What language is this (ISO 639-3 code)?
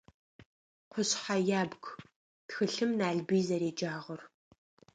ady